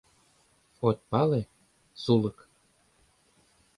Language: Mari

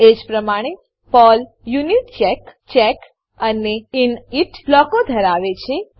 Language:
Gujarati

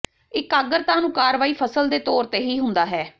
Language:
Punjabi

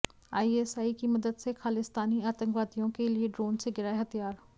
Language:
Hindi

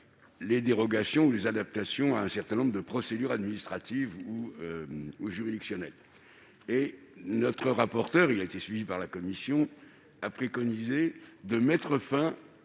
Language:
French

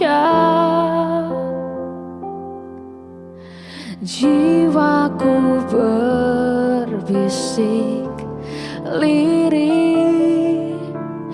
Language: Indonesian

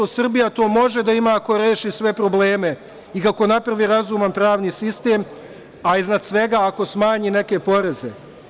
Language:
Serbian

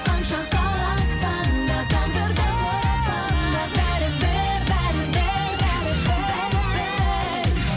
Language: Kazakh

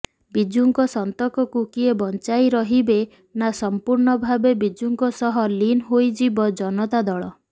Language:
Odia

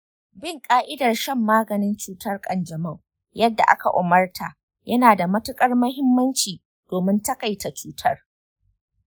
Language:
Hausa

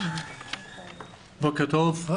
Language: Hebrew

